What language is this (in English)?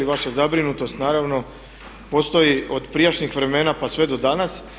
Croatian